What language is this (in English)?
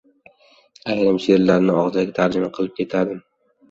Uzbek